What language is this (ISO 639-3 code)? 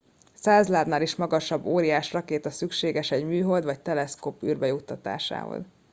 hun